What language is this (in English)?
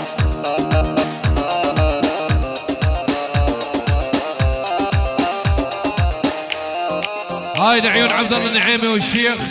Arabic